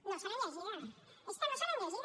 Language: Catalan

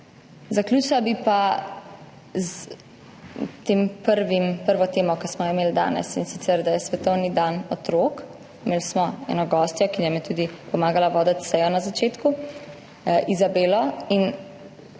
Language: Slovenian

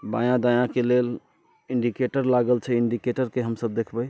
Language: Maithili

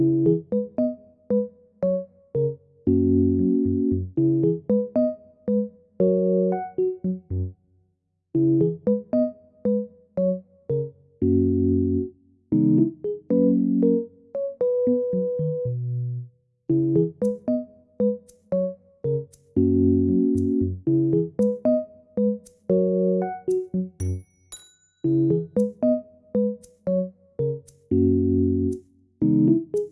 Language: English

